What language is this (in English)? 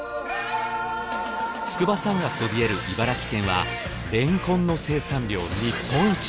Japanese